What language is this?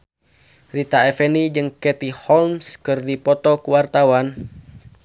Sundanese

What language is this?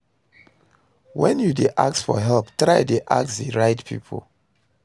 Nigerian Pidgin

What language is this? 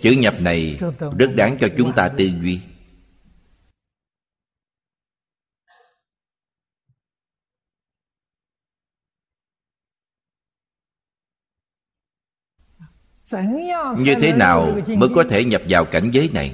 Vietnamese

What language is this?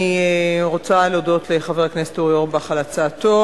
Hebrew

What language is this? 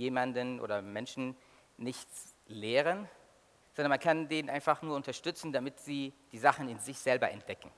German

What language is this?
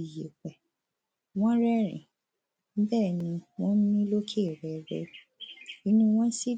Yoruba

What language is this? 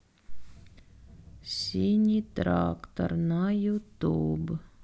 Russian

